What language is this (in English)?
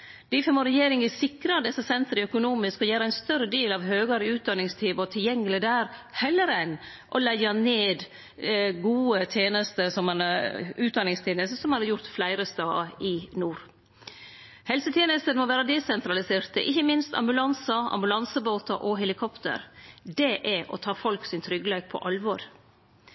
Norwegian Nynorsk